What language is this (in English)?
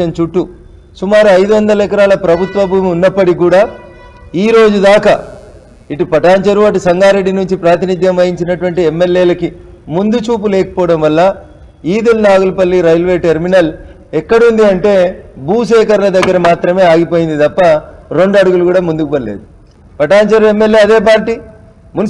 Telugu